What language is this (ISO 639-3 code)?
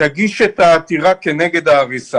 heb